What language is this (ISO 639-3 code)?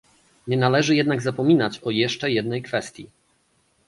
pol